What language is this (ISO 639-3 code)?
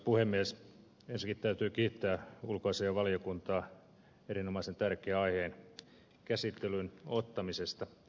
fin